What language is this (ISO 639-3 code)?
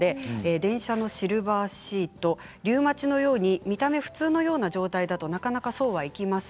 jpn